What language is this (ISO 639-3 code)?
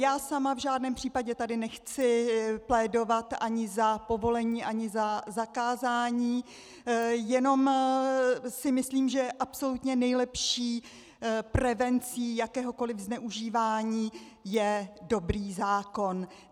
ces